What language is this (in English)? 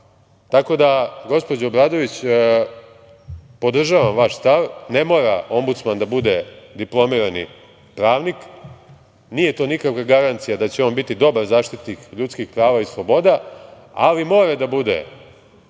Serbian